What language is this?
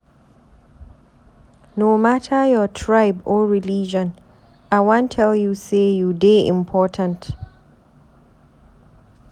Nigerian Pidgin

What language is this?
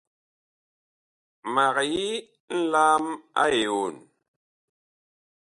Bakoko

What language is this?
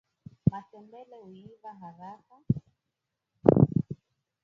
Swahili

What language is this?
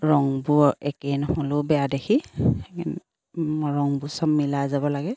Assamese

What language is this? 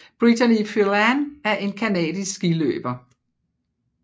Danish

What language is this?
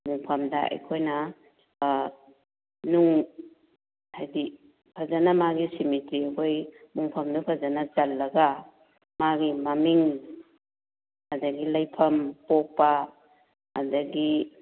Manipuri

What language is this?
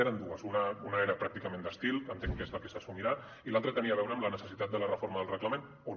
Catalan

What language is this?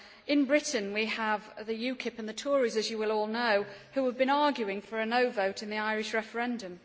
English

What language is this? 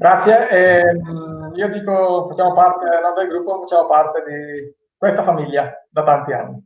Italian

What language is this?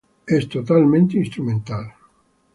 Spanish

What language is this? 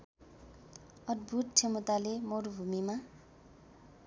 Nepali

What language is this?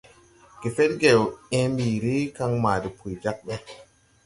Tupuri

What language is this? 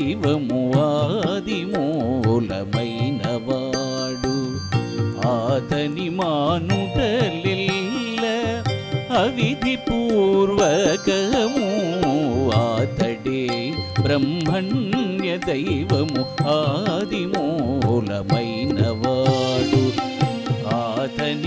Romanian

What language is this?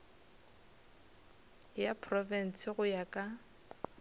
Northern Sotho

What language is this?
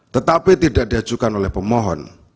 Indonesian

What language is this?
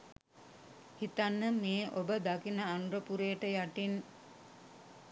Sinhala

